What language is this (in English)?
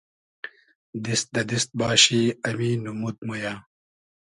Hazaragi